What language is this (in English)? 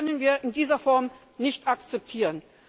German